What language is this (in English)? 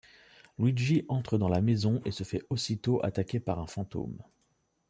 French